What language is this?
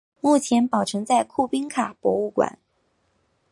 Chinese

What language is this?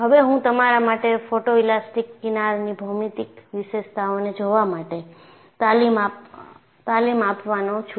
Gujarati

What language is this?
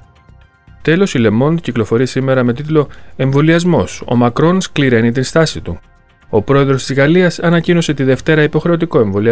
Greek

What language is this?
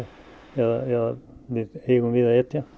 Icelandic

